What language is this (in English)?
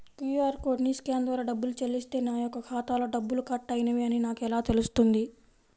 Telugu